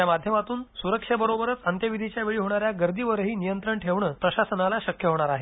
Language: Marathi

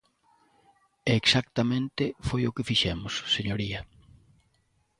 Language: Galician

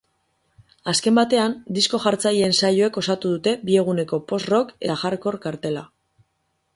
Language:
Basque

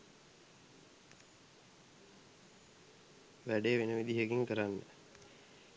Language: Sinhala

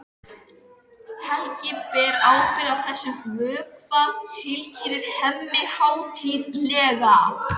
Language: Icelandic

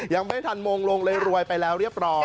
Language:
Thai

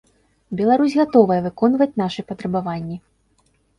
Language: Belarusian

